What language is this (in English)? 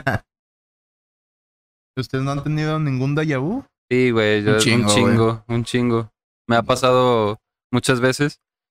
Spanish